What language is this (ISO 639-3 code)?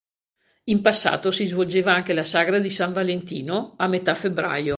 ita